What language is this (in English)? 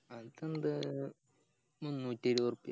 Malayalam